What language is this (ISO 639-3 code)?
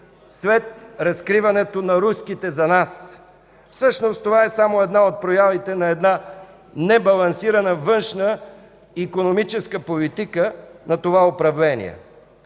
bul